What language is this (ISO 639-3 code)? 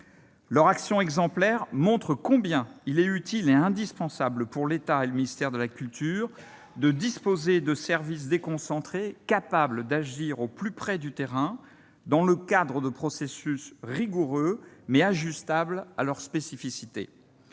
fra